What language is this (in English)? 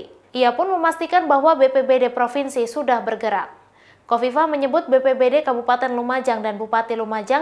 Indonesian